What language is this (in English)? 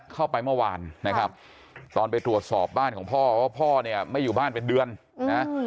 Thai